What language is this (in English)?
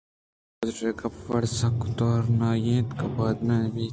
Eastern Balochi